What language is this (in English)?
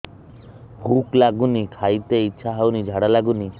Odia